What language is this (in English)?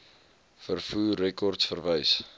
Afrikaans